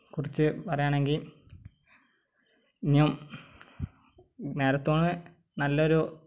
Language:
Malayalam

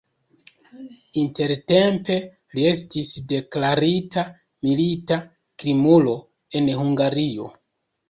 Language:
Esperanto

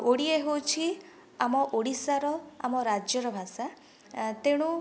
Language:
Odia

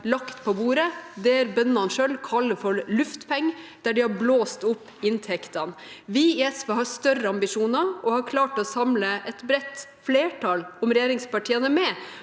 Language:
Norwegian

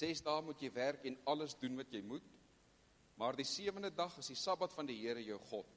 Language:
Dutch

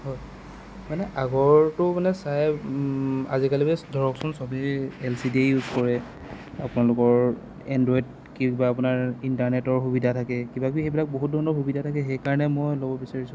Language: Assamese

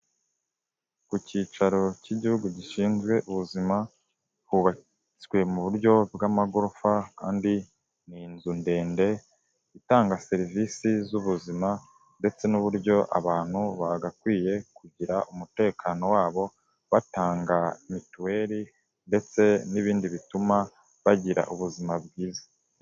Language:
Kinyarwanda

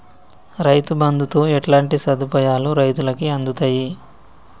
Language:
Telugu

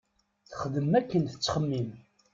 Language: Kabyle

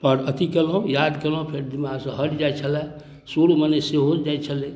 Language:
Maithili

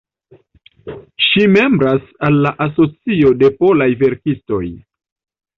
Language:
Esperanto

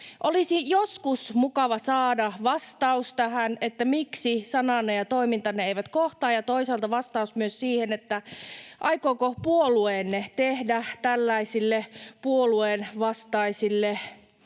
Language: Finnish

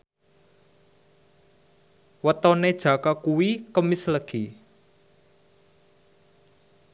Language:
Javanese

